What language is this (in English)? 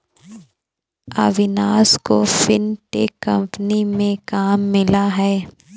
Hindi